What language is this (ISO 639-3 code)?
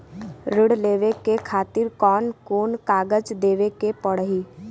bho